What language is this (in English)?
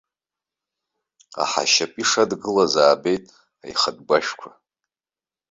Abkhazian